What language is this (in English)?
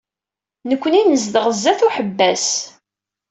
Kabyle